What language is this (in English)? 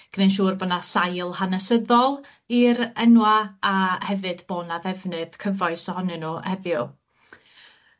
Welsh